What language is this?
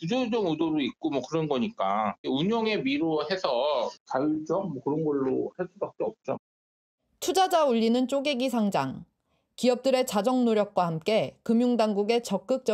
Korean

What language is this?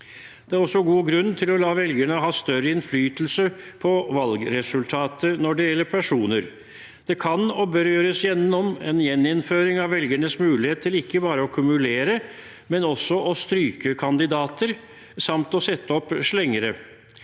Norwegian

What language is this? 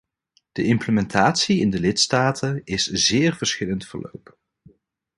Dutch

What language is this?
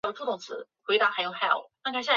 Chinese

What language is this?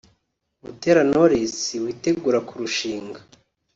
Kinyarwanda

